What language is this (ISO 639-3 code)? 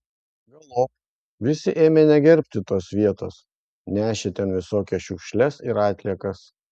lit